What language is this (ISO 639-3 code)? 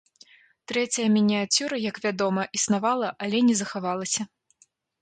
bel